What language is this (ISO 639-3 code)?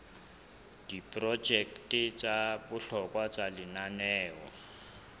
sot